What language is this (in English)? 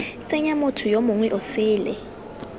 Tswana